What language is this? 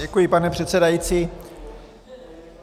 Czech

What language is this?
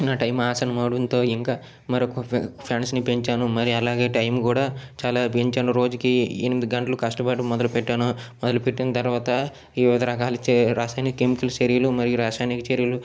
Telugu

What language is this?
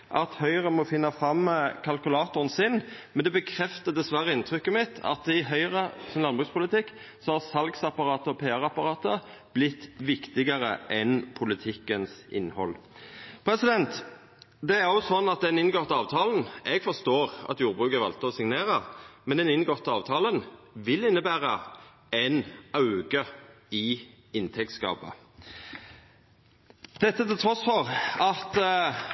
Norwegian Nynorsk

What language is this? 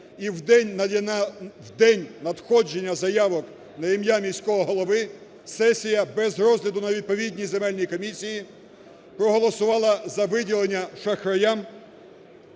Ukrainian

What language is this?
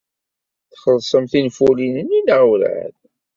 Kabyle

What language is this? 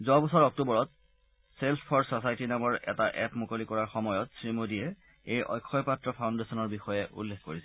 Assamese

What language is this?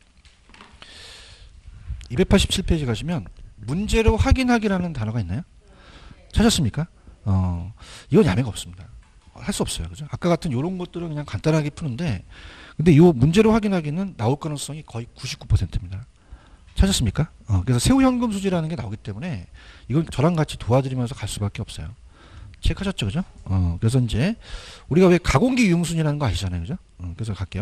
Korean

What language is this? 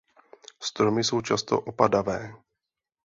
Czech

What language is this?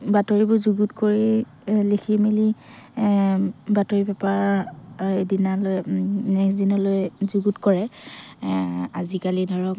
Assamese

